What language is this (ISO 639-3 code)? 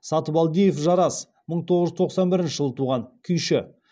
kaz